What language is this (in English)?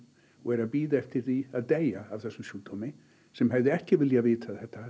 Icelandic